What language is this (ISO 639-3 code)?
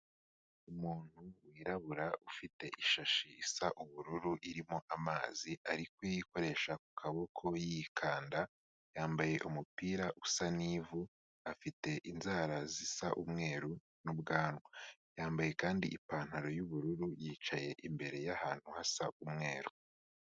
kin